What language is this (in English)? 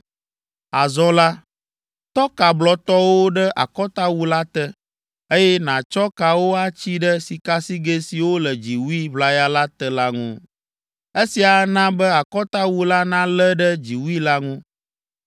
Ewe